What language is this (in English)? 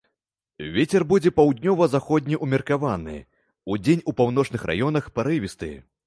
Belarusian